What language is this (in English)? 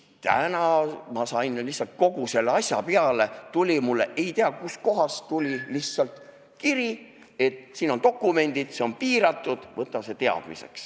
Estonian